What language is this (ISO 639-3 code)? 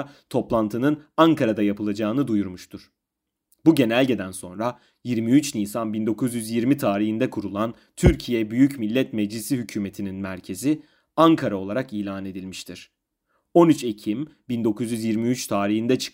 tur